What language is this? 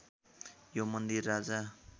Nepali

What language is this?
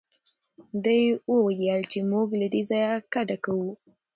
Pashto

